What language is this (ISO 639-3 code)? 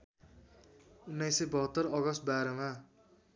nep